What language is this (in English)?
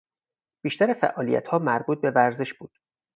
Persian